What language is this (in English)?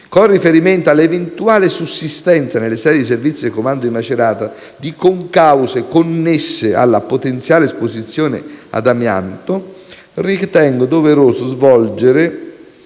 Italian